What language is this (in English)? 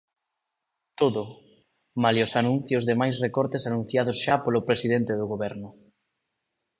Galician